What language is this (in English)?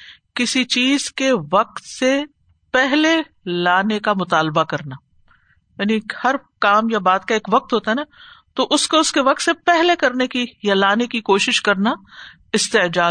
Urdu